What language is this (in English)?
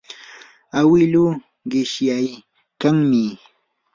Yanahuanca Pasco Quechua